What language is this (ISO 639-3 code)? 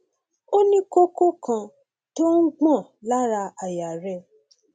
yor